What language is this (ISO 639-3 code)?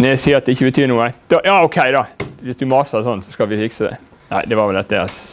nor